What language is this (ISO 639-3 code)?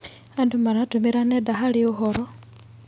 kik